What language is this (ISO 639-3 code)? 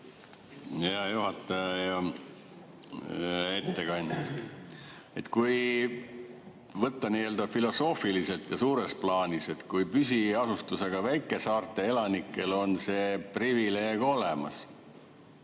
est